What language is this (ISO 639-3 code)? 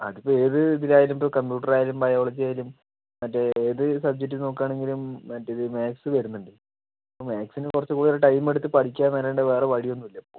mal